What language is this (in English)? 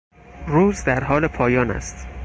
Persian